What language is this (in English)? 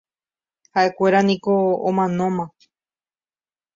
Guarani